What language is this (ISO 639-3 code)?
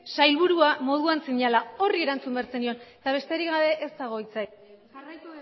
eus